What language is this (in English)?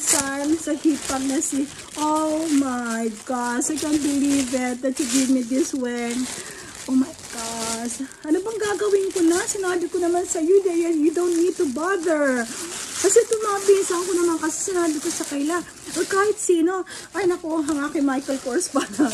Filipino